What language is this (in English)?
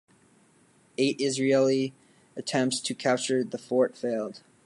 English